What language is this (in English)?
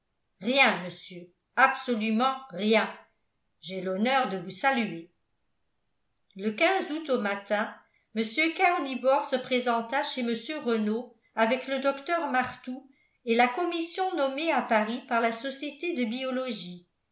French